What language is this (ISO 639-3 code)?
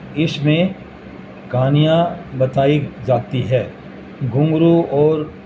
urd